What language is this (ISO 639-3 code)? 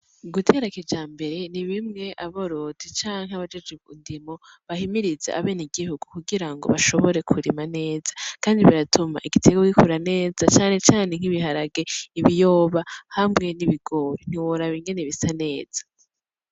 run